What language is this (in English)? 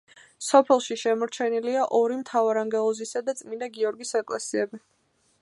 Georgian